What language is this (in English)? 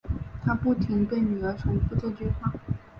Chinese